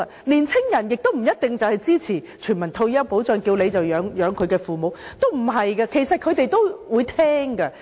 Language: Cantonese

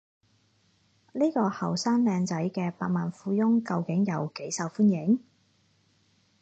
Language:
Cantonese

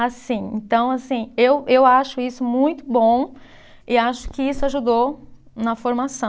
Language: Portuguese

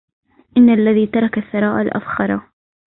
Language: Arabic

